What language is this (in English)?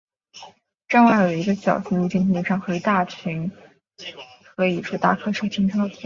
Chinese